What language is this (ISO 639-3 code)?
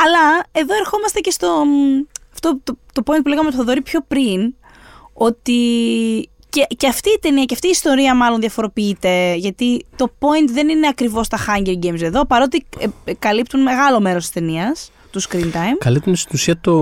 ell